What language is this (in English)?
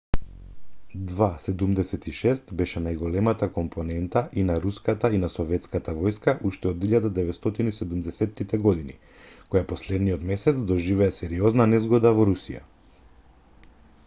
Macedonian